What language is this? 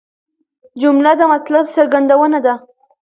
Pashto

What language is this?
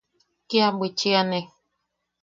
Yaqui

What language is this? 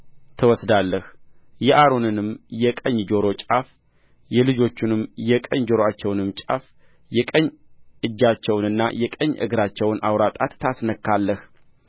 Amharic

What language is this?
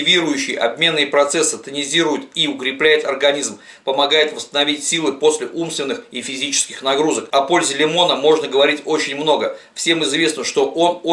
Russian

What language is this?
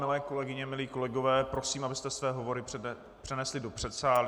Czech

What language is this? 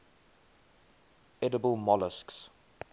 English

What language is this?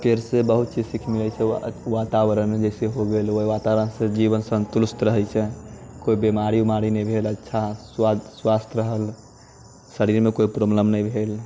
Maithili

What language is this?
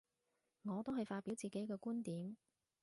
Cantonese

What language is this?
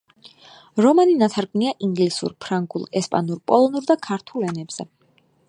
Georgian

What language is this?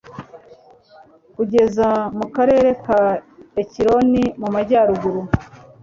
Kinyarwanda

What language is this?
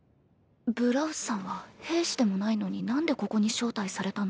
Japanese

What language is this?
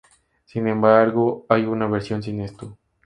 Spanish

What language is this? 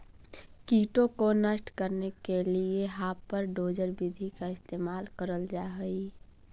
Magahi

